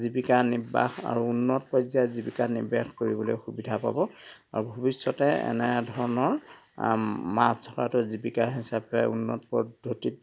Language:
Assamese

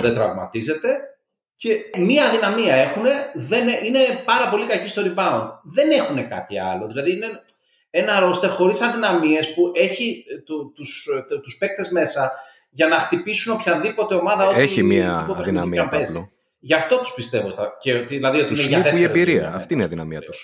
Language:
Greek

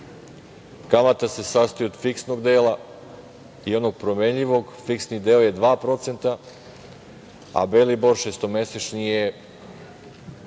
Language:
Serbian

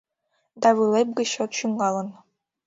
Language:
Mari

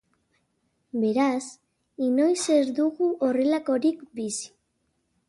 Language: Basque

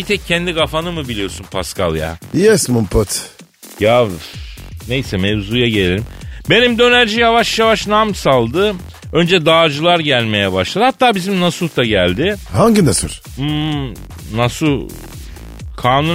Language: Turkish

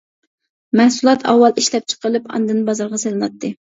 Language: Uyghur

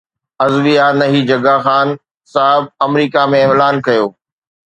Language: Sindhi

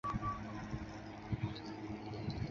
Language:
Chinese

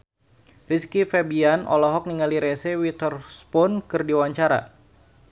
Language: Sundanese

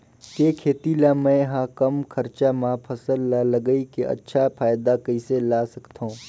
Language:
Chhattisgarhi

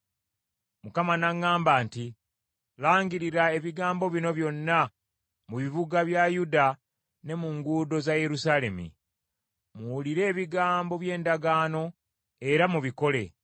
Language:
Ganda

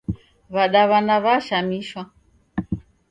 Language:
Taita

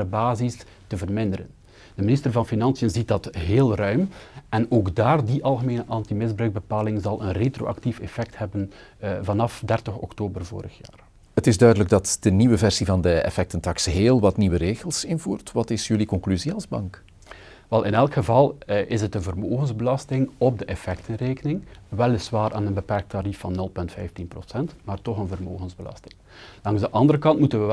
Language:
Dutch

